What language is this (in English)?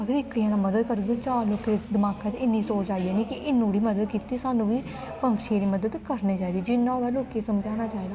Dogri